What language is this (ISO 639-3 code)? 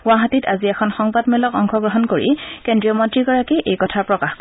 asm